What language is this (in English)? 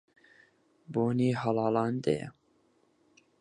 Central Kurdish